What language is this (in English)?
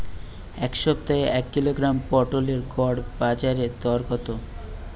Bangla